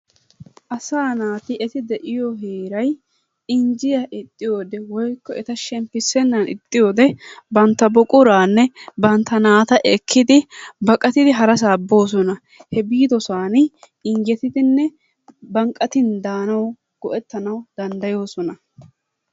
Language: Wolaytta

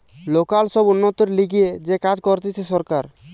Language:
Bangla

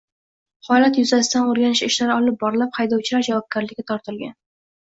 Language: Uzbek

